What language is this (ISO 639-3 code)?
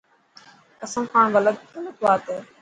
mki